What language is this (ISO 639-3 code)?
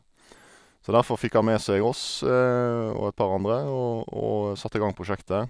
nor